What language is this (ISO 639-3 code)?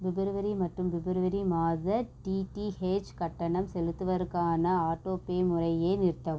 tam